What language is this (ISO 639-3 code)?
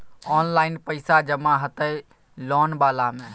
mai